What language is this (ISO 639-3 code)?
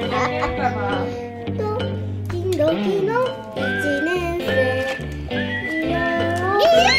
jpn